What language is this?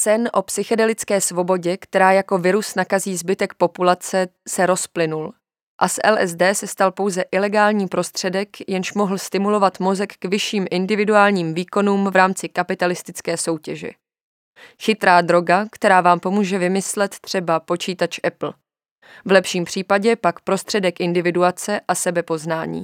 Czech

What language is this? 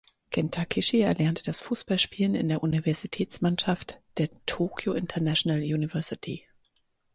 German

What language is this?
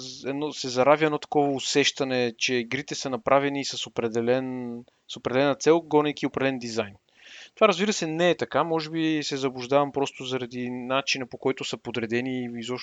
Bulgarian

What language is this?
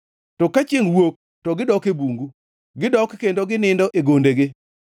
Luo (Kenya and Tanzania)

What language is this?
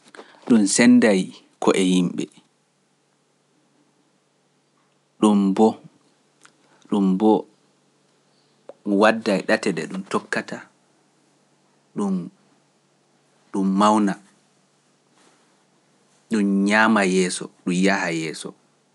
Pular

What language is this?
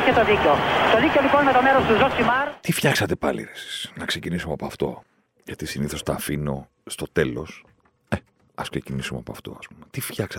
Greek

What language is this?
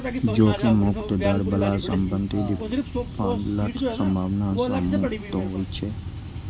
Maithili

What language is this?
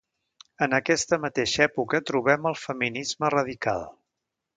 Catalan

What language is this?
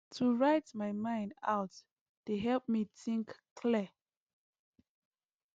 Nigerian Pidgin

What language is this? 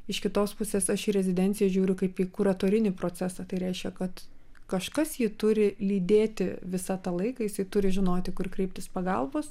Lithuanian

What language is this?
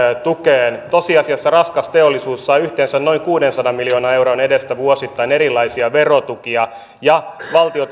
Finnish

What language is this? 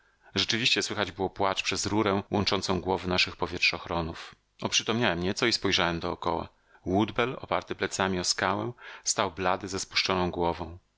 Polish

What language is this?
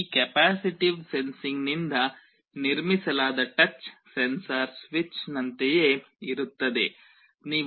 Kannada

